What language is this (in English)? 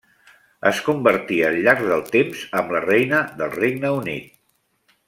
Catalan